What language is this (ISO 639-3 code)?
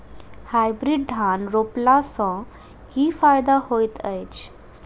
mai